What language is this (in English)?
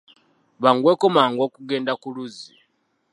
Ganda